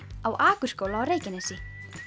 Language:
Icelandic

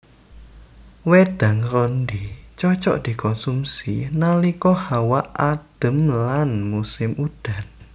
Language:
Javanese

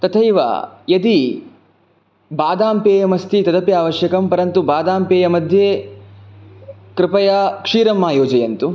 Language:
Sanskrit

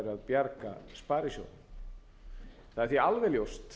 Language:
Icelandic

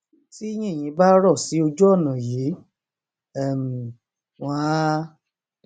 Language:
Yoruba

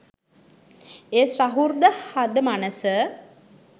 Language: Sinhala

